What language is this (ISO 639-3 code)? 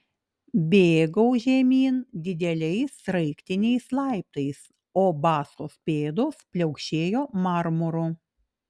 lit